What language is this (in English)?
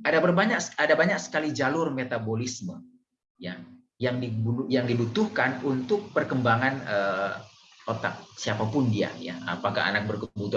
Indonesian